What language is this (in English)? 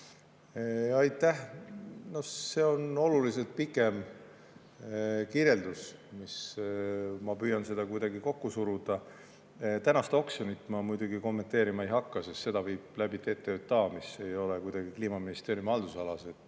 Estonian